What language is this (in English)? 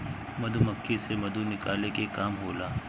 Bhojpuri